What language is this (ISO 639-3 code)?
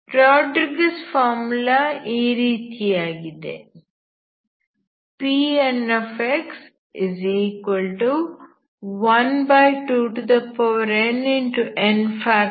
kan